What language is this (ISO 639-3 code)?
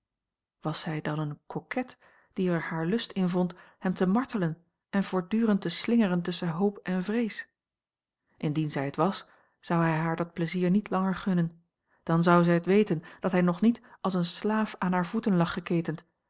nld